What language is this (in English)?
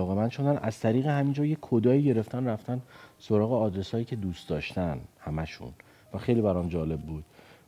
Persian